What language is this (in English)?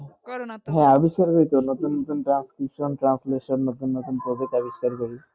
Bangla